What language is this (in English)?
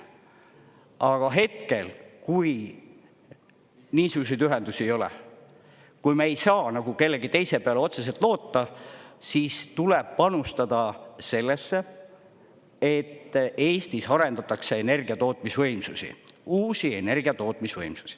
Estonian